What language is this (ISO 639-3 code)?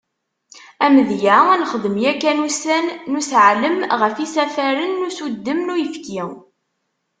kab